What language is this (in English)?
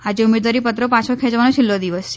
Gujarati